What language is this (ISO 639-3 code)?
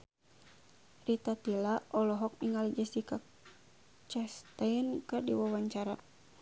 sun